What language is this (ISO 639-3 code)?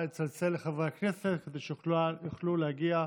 heb